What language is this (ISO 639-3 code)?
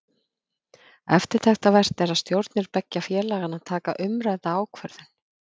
isl